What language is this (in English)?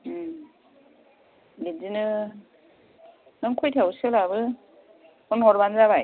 Bodo